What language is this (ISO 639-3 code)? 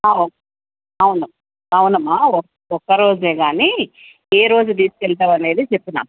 tel